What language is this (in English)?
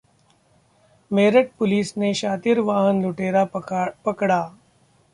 Hindi